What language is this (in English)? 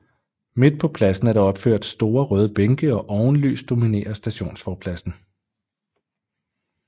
Danish